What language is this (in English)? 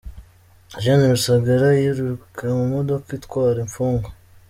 Kinyarwanda